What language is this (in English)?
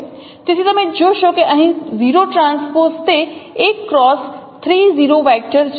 Gujarati